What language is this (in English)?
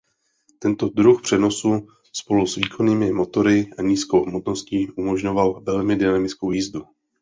Czech